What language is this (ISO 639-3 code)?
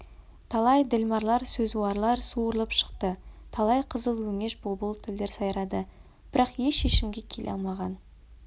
kaz